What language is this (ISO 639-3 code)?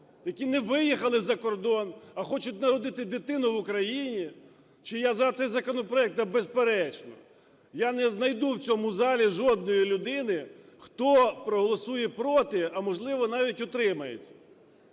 ukr